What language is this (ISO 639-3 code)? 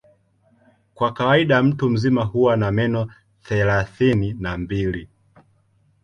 swa